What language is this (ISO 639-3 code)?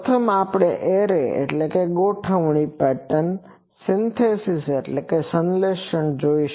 guj